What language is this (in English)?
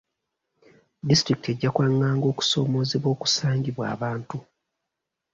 Ganda